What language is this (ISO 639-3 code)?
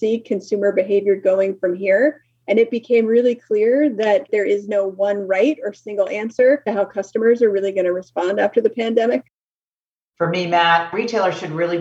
eng